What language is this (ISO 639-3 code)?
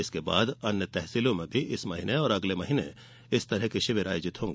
hin